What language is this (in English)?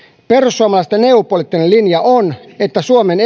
Finnish